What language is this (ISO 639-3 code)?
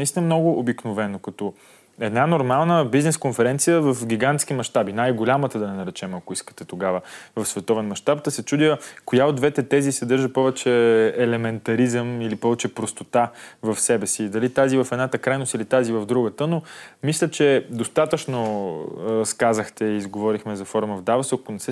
bul